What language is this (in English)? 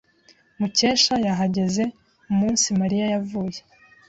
Kinyarwanda